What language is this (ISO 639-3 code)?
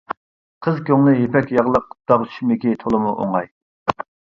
uig